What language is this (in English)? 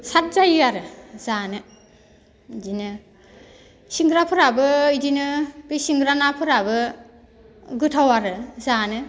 Bodo